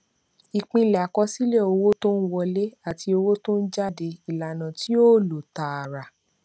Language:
Yoruba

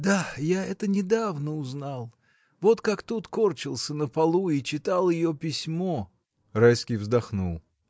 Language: Russian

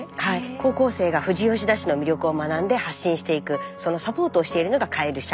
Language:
Japanese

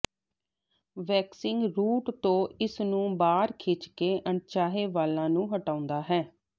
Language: Punjabi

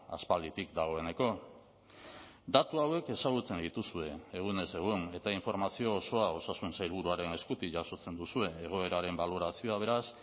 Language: Basque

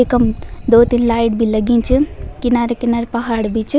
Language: Garhwali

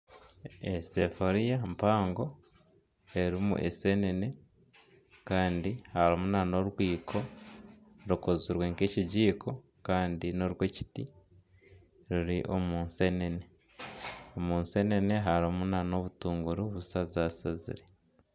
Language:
Nyankole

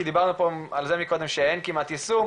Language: Hebrew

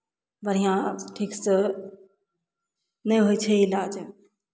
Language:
Maithili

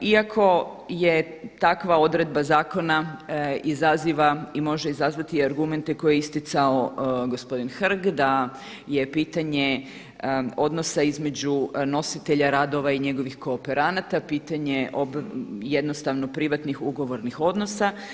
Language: Croatian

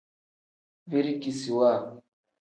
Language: Tem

